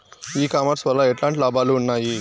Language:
Telugu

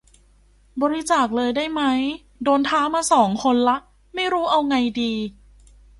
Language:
Thai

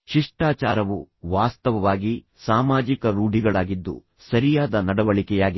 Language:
Kannada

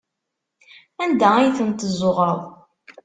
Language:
Kabyle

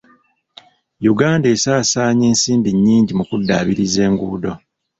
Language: Ganda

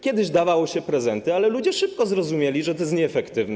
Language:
Polish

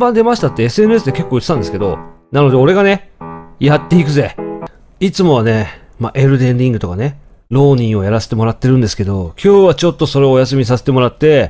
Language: Japanese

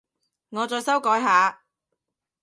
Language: Cantonese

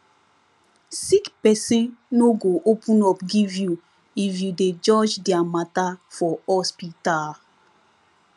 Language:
Nigerian Pidgin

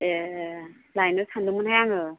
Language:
Bodo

